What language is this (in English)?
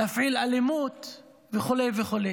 Hebrew